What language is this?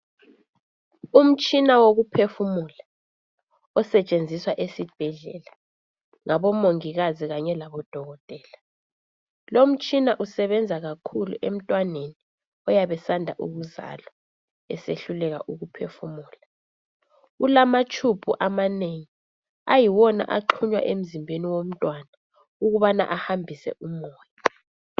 North Ndebele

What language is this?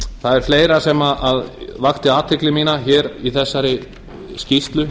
Icelandic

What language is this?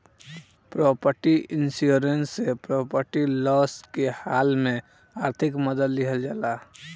Bhojpuri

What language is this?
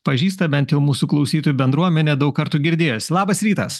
Lithuanian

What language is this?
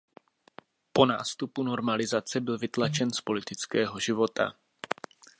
Czech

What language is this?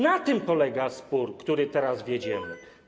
Polish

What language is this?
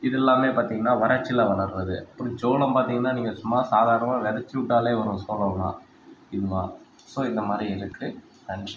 Tamil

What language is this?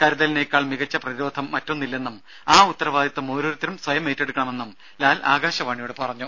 Malayalam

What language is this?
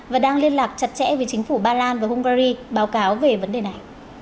Vietnamese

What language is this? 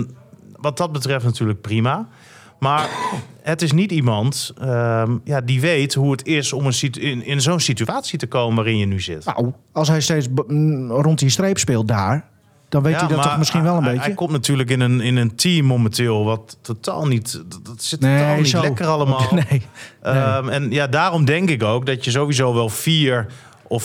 Dutch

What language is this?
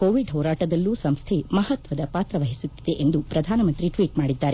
Kannada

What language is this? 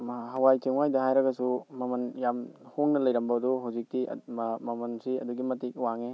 Manipuri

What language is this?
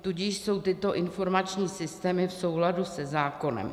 Czech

